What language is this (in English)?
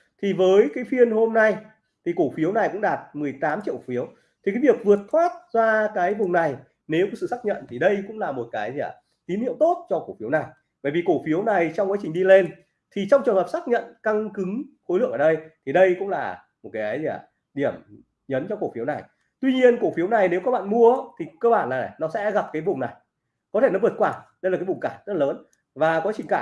Vietnamese